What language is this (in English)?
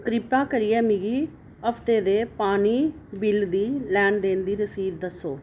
Dogri